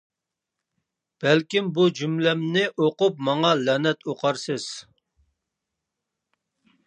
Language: Uyghur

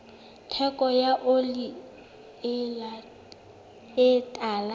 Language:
Southern Sotho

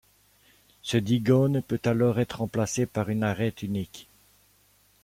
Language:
French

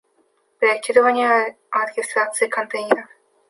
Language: Russian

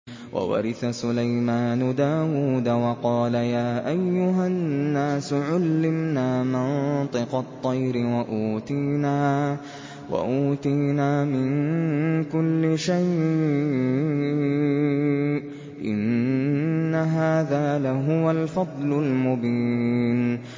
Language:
Arabic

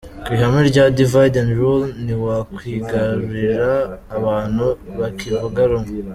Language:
Kinyarwanda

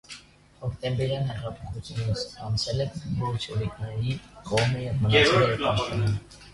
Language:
Armenian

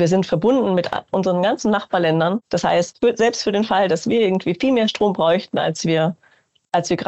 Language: German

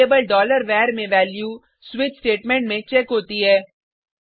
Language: Hindi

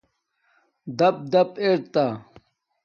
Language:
Domaaki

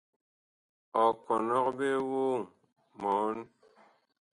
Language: Bakoko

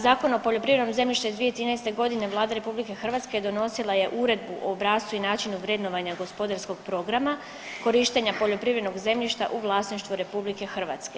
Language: Croatian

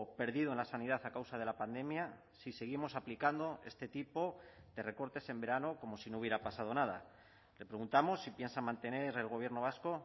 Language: Spanish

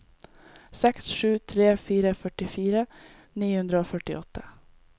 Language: Norwegian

